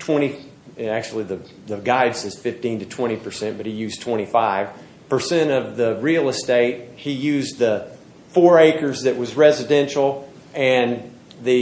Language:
English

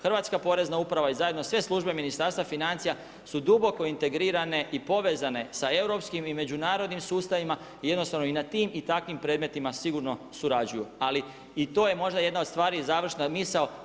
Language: Croatian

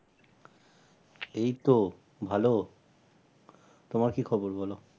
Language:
Bangla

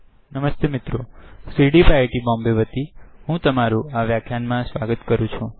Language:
Gujarati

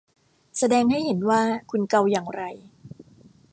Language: Thai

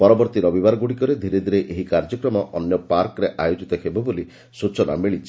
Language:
Odia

